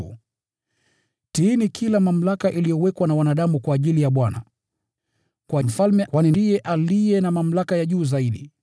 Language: Swahili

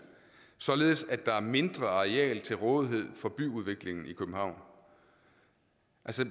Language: Danish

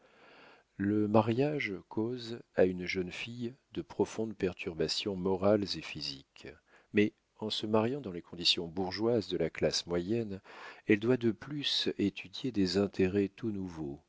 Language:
French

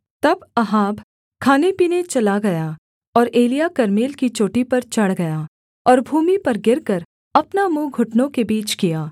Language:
Hindi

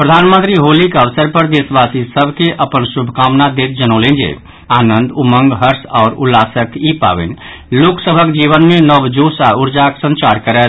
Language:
Maithili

